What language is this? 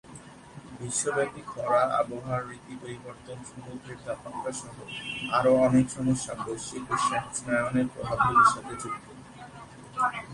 Bangla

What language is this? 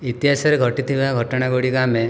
Odia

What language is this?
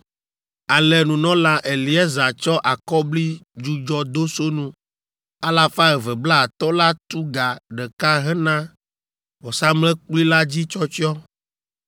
Ewe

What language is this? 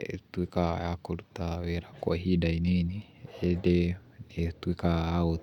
Kikuyu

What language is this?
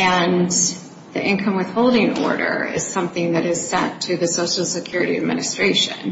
English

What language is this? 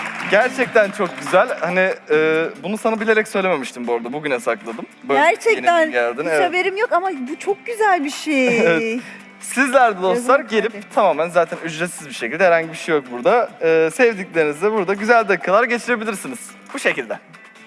Turkish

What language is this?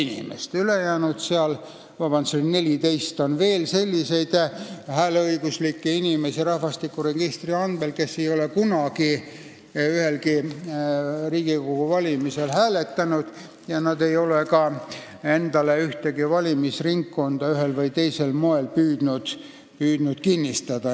Estonian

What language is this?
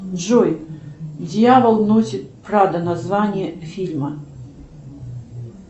Russian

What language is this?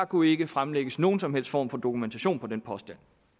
Danish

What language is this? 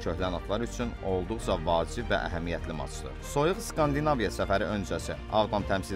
Turkish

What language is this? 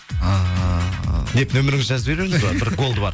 Kazakh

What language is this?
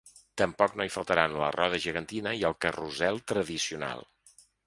Catalan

